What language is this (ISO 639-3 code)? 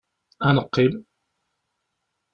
kab